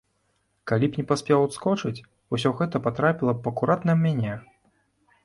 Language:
Belarusian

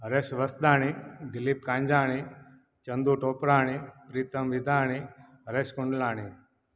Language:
Sindhi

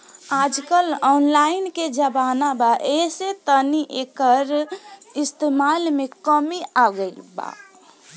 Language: Bhojpuri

